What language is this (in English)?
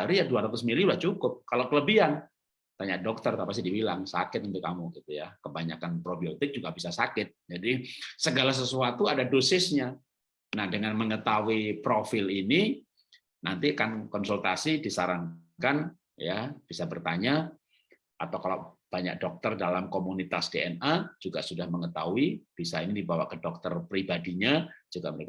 Indonesian